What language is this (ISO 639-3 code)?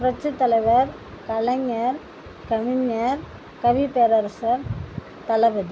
tam